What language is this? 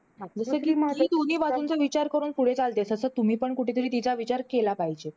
Marathi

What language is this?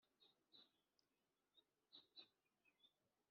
Kinyarwanda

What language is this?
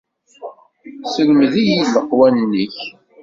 Kabyle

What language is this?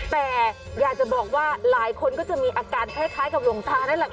Thai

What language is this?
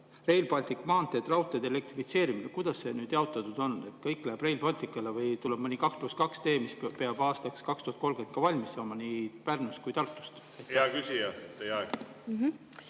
Estonian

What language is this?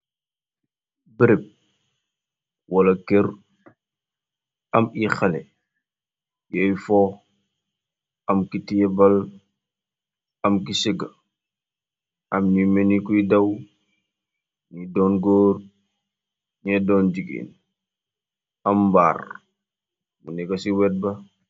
Wolof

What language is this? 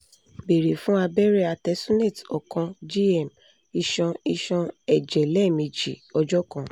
Yoruba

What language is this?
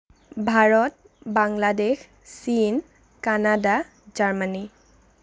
Assamese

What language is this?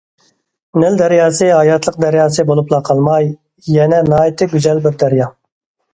Uyghur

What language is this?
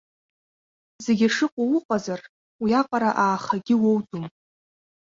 Abkhazian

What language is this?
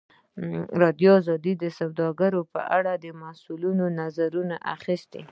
Pashto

